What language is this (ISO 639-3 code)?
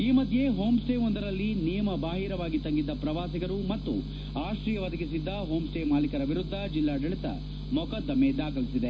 kan